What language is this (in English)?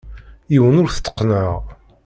Kabyle